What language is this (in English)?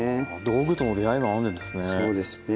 Japanese